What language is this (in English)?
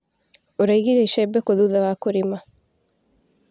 Kikuyu